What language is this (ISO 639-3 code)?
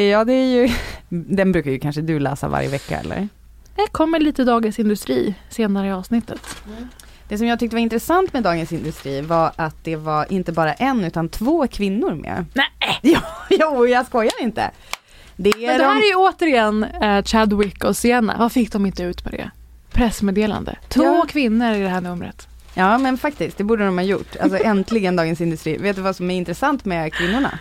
swe